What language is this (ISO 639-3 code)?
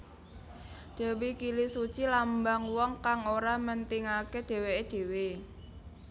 jav